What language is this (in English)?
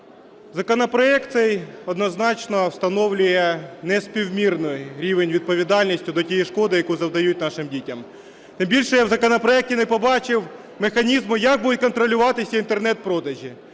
Ukrainian